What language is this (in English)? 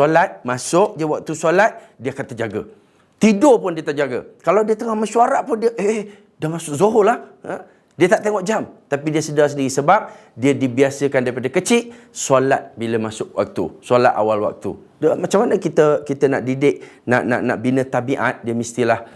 Malay